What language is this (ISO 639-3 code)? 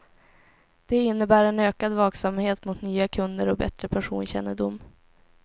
swe